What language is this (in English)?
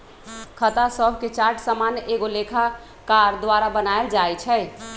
Magahi